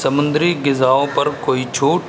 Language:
Urdu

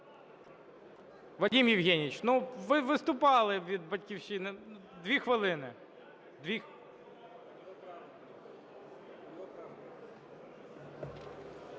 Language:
Ukrainian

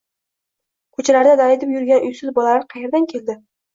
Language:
Uzbek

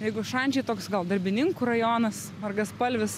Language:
Lithuanian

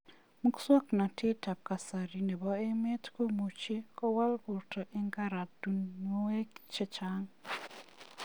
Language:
Kalenjin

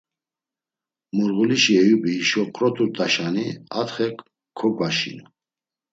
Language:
Laz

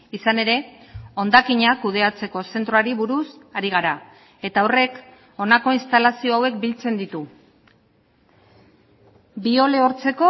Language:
Basque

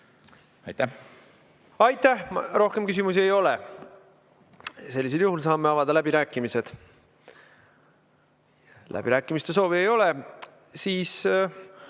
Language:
Estonian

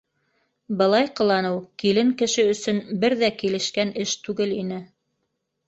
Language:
Bashkir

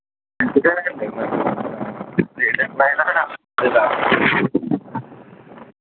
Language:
Telugu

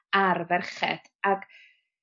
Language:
Welsh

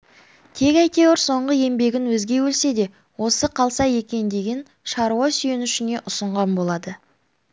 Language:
Kazakh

